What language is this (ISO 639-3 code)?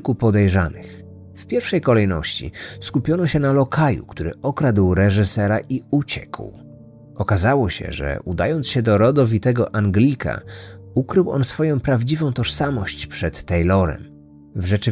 pol